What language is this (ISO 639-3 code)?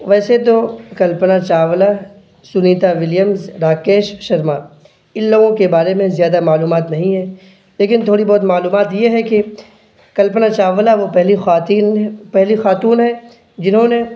urd